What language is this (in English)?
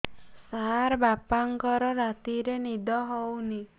Odia